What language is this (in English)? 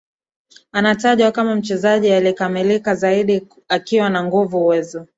Swahili